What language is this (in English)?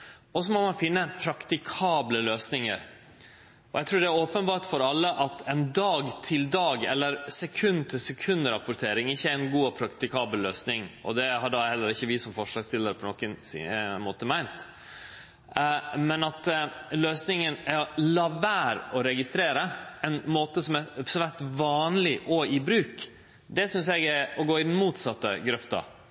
Norwegian Nynorsk